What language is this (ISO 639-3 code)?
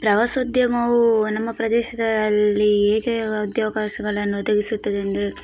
kan